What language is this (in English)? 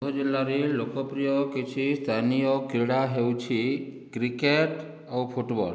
Odia